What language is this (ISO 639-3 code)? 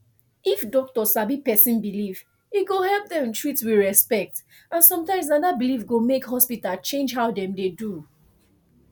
pcm